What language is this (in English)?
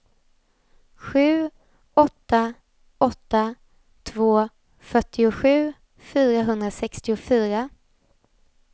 Swedish